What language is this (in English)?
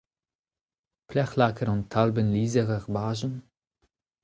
Breton